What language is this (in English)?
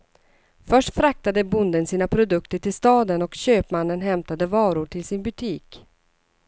Swedish